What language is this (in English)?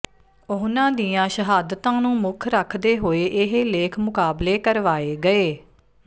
Punjabi